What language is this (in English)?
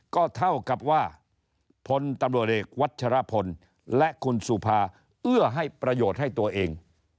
Thai